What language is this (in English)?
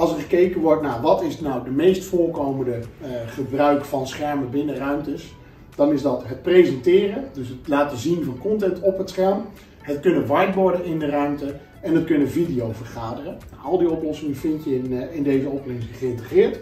Dutch